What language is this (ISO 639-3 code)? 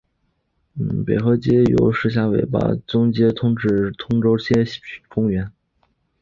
zho